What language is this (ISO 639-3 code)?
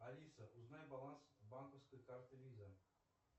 rus